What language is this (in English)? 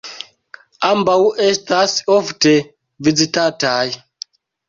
Esperanto